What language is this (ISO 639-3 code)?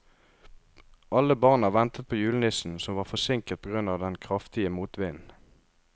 nor